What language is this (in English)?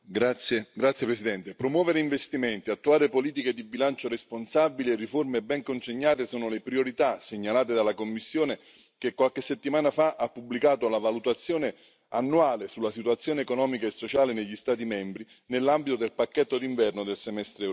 Italian